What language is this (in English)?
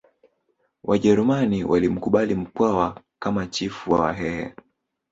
Swahili